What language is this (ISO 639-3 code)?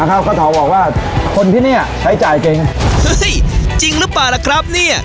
tha